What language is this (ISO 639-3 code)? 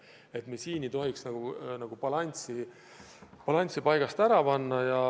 est